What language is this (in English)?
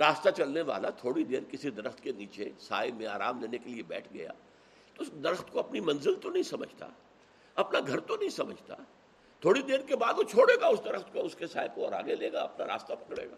Urdu